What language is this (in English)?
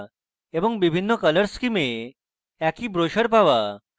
Bangla